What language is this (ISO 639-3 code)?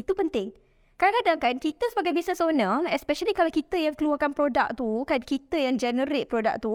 msa